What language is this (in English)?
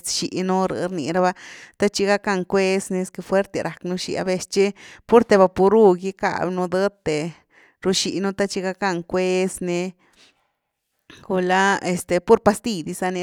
Güilá Zapotec